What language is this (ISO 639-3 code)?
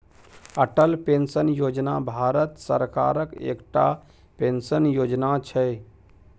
mai